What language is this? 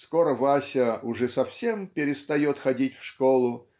Russian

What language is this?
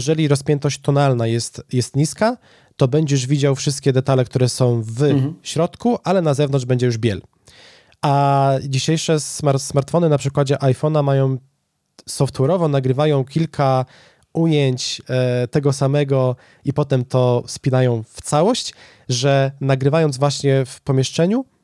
Polish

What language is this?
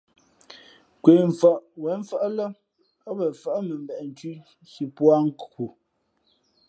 Fe'fe'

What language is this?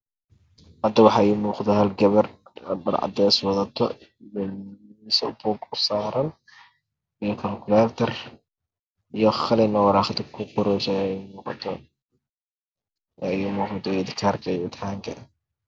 Somali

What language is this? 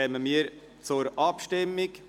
Swiss German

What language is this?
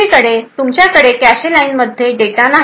Marathi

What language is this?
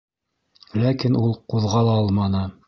Bashkir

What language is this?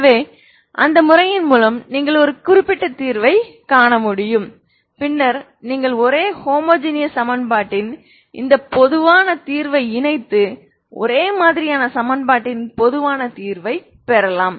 Tamil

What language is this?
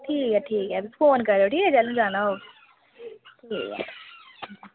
Dogri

